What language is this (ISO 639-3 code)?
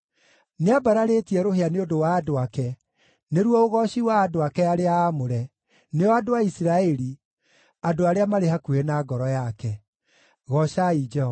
kik